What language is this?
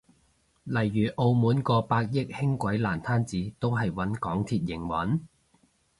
Cantonese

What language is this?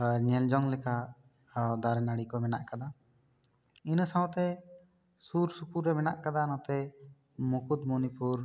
Santali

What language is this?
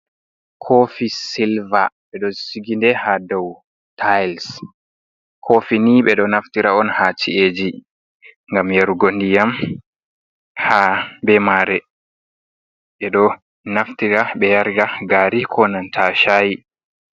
Fula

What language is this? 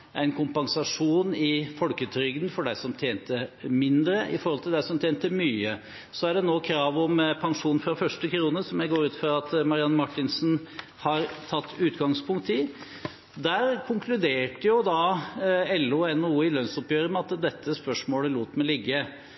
Norwegian Bokmål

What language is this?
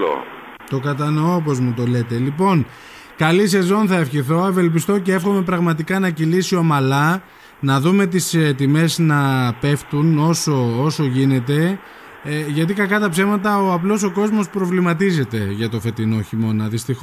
Greek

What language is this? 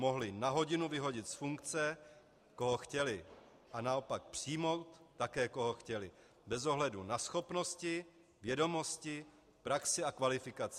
Czech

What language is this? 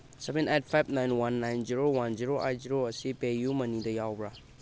Manipuri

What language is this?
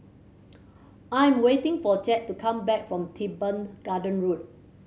English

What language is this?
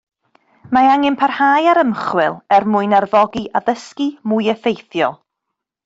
Welsh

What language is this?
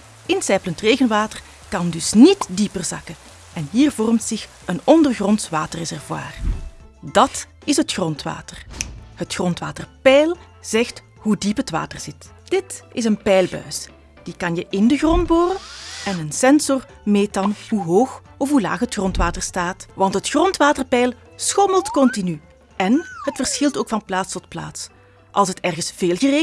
Dutch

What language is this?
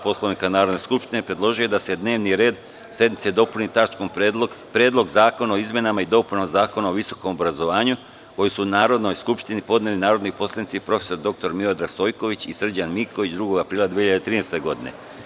Serbian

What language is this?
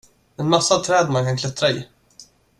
Swedish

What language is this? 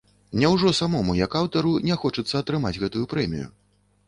Belarusian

